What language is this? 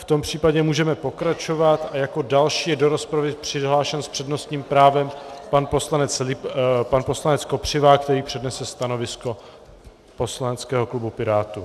Czech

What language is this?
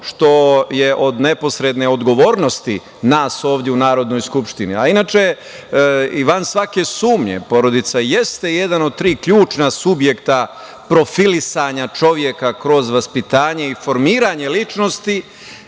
Serbian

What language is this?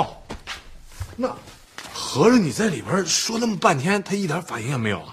Chinese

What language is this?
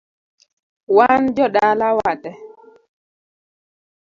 Luo (Kenya and Tanzania)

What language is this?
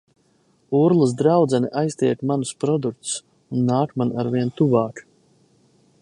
Latvian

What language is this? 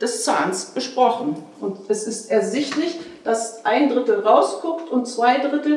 German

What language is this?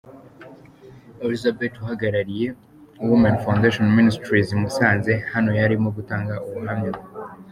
Kinyarwanda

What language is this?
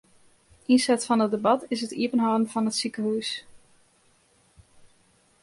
Western Frisian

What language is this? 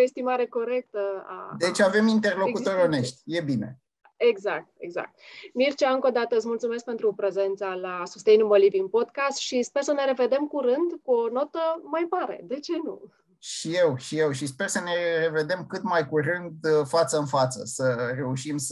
Romanian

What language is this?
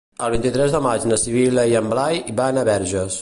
Catalan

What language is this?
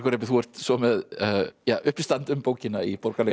Icelandic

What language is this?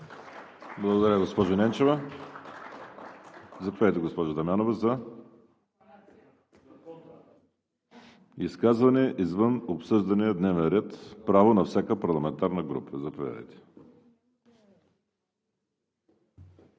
Bulgarian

